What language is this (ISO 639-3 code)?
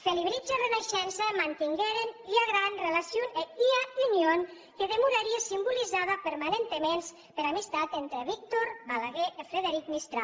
cat